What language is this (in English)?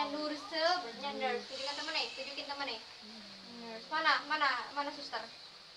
Indonesian